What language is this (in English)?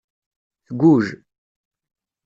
Kabyle